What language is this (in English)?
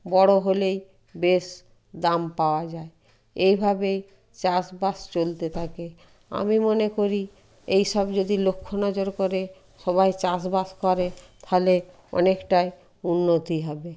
Bangla